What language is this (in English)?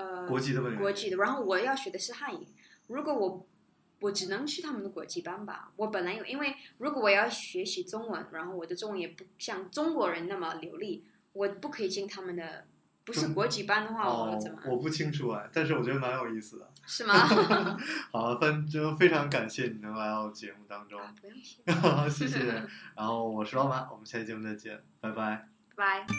Chinese